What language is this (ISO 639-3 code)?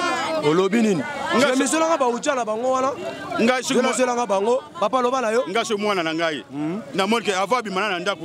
fra